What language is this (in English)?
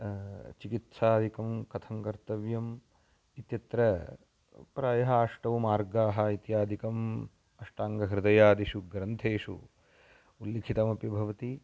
Sanskrit